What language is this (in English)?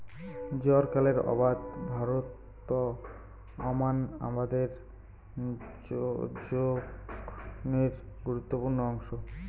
Bangla